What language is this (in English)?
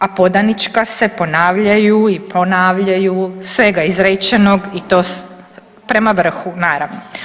Croatian